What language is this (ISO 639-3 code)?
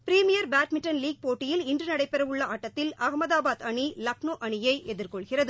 tam